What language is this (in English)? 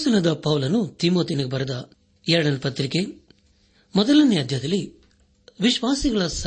Kannada